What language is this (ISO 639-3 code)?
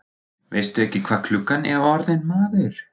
isl